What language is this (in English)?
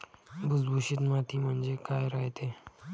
Marathi